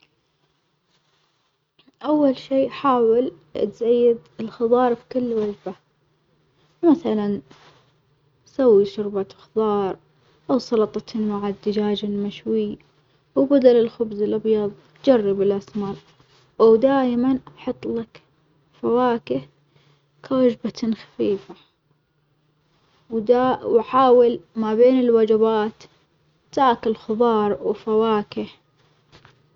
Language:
Omani Arabic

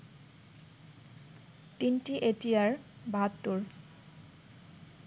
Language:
Bangla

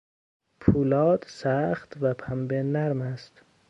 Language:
Persian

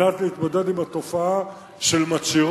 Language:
Hebrew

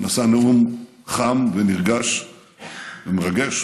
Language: Hebrew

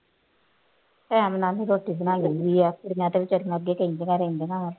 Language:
Punjabi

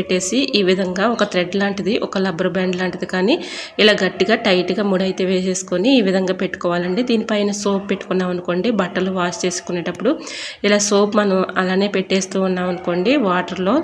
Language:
Telugu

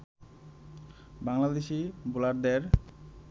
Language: Bangla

